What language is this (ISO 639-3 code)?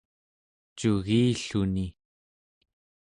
esu